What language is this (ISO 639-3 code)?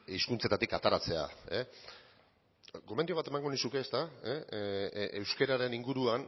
eus